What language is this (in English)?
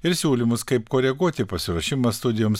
Lithuanian